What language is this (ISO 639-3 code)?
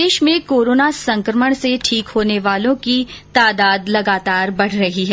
hin